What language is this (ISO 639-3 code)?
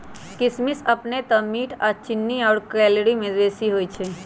mag